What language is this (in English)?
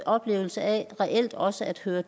Danish